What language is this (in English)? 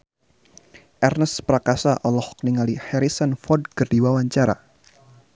Sundanese